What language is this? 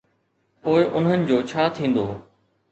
Sindhi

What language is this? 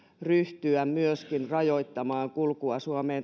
Finnish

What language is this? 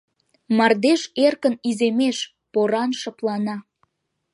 Mari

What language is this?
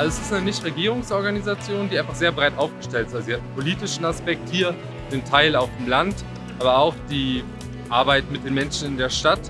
German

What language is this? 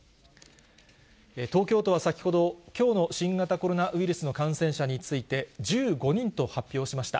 Japanese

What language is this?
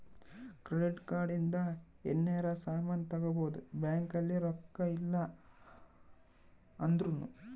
Kannada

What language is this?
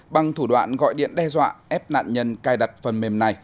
Vietnamese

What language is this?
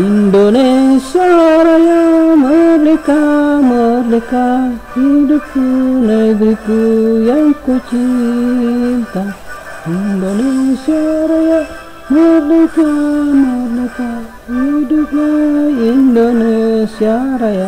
Indonesian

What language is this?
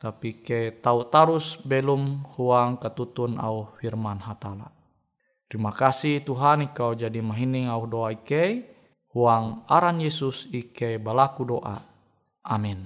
Indonesian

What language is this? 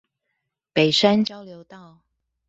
Chinese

